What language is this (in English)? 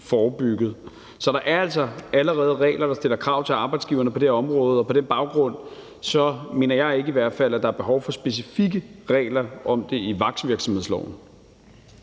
Danish